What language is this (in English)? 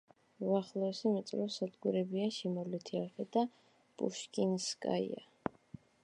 Georgian